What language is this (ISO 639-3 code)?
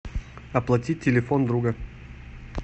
rus